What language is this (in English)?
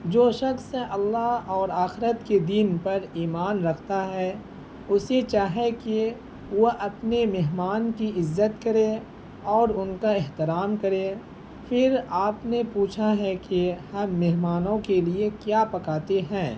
Urdu